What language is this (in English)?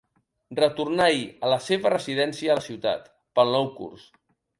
Catalan